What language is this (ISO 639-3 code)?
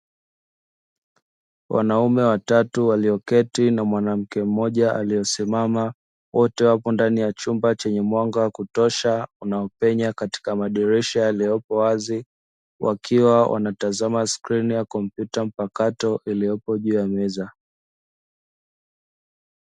swa